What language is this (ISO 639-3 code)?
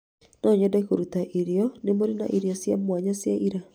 kik